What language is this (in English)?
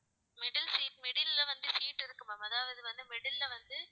Tamil